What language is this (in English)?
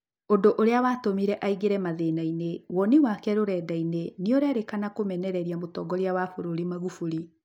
Kikuyu